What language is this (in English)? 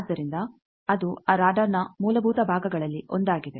Kannada